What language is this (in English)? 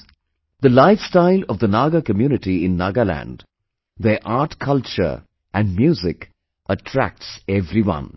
English